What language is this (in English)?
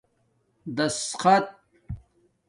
Domaaki